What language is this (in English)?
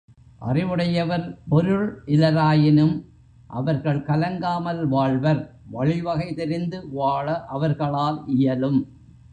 Tamil